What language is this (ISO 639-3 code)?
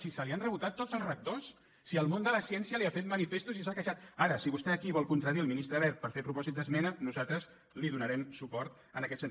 cat